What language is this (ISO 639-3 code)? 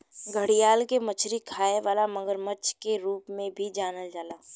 bho